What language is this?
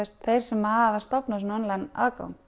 Icelandic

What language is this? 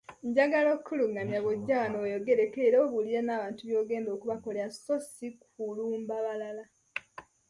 Ganda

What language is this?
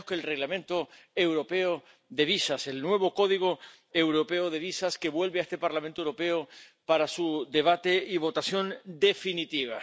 Spanish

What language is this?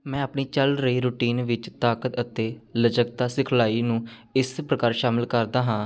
Punjabi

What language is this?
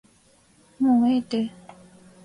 Japanese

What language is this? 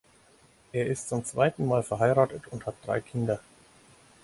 German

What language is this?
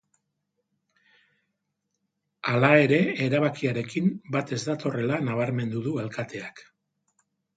Basque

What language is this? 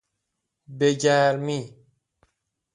Persian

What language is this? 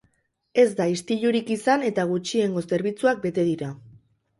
Basque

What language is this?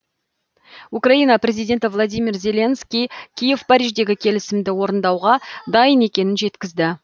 Kazakh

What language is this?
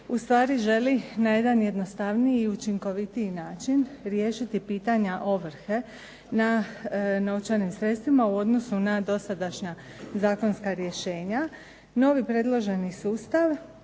Croatian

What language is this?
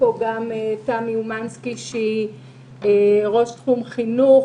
Hebrew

